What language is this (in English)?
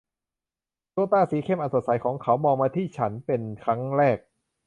Thai